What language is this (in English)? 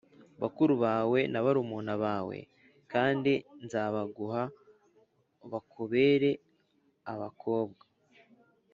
Kinyarwanda